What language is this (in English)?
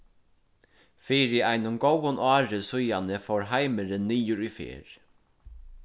Faroese